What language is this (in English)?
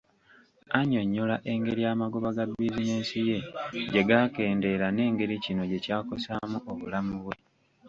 Ganda